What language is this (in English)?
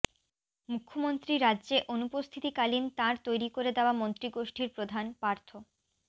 Bangla